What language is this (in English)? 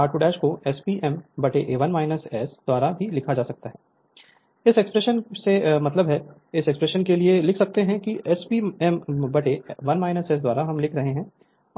Hindi